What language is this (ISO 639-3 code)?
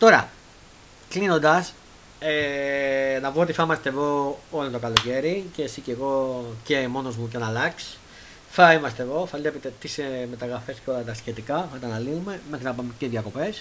ell